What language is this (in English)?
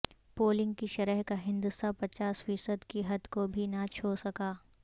Urdu